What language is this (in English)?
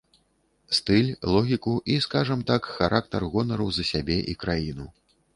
Belarusian